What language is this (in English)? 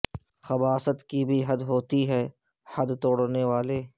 Urdu